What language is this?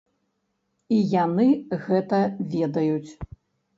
Belarusian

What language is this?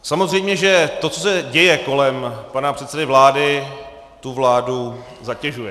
Czech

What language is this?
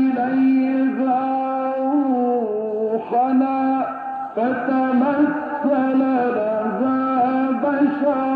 Arabic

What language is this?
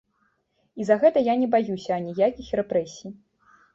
Belarusian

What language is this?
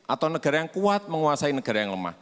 Indonesian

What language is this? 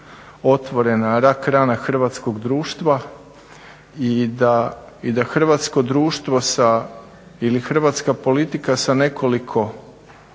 Croatian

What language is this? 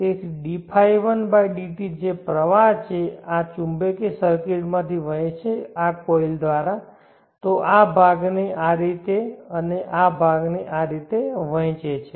Gujarati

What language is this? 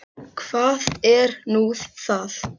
Icelandic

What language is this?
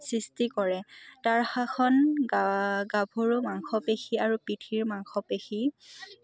Assamese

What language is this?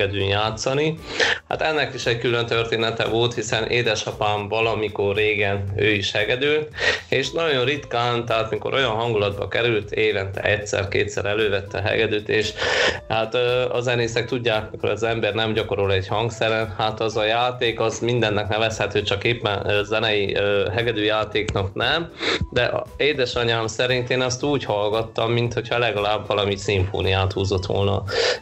Hungarian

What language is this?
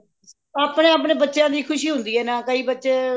Punjabi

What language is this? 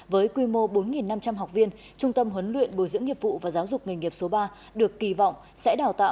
Vietnamese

